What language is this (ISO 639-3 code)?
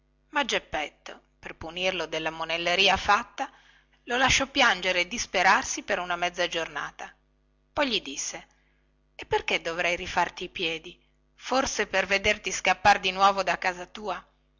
ita